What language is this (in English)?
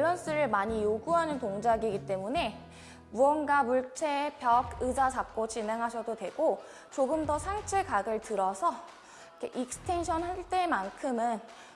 Korean